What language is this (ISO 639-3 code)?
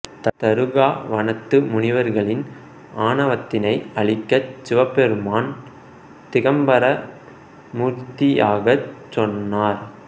tam